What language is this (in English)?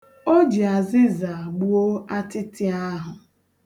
Igbo